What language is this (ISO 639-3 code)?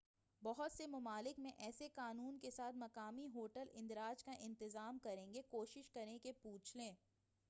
urd